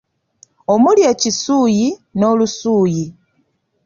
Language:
Ganda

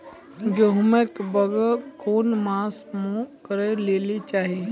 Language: Maithili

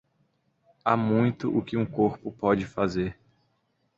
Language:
Portuguese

